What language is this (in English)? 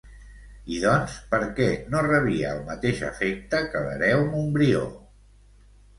Catalan